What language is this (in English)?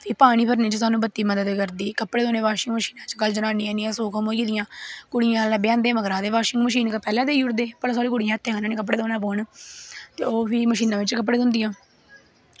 Dogri